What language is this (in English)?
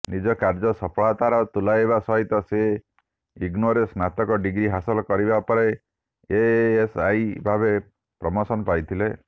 Odia